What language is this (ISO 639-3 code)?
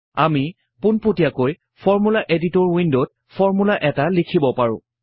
asm